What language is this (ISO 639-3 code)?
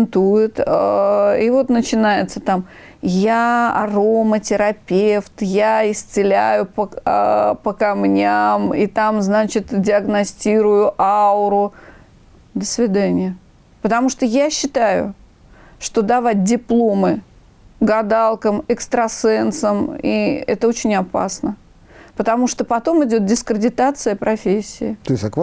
rus